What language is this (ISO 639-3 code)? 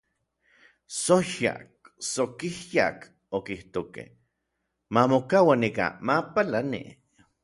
nlv